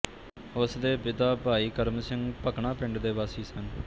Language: Punjabi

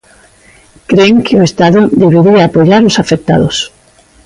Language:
Galician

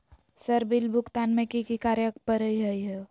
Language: Magahi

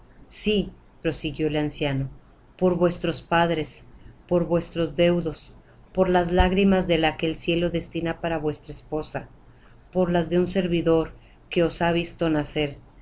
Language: Spanish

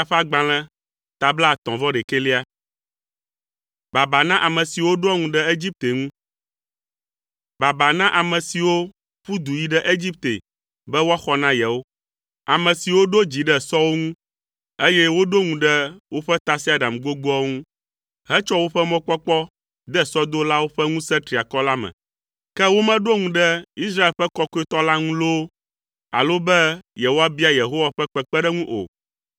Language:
Ewe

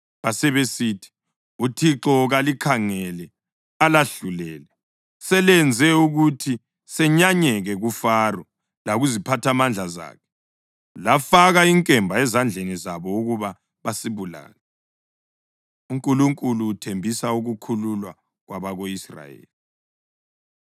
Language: North Ndebele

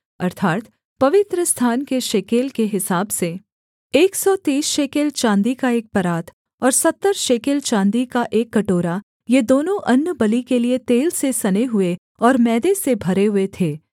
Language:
Hindi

